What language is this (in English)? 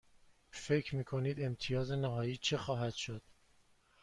Persian